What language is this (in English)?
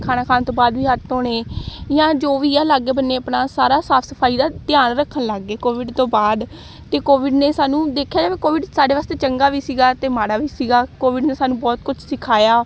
Punjabi